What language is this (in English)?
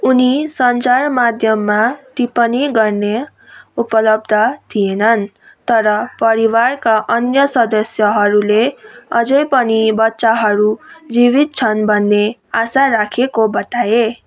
Nepali